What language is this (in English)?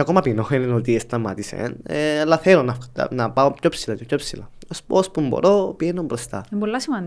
Greek